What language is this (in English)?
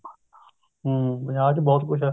Punjabi